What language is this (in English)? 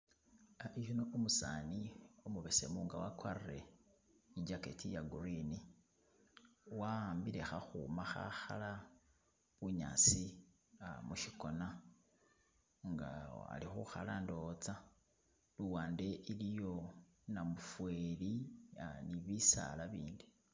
Masaaba